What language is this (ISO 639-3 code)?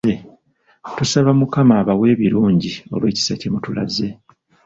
lug